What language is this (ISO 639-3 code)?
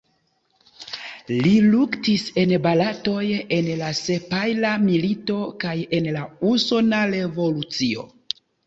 epo